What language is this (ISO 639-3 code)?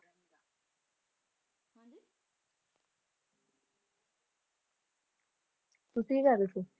pan